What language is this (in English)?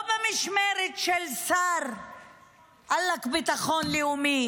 Hebrew